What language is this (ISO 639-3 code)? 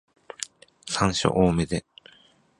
jpn